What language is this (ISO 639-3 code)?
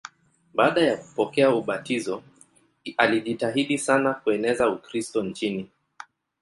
swa